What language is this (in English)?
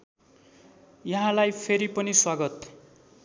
Nepali